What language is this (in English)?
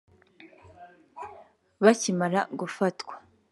Kinyarwanda